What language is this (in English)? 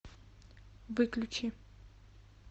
Russian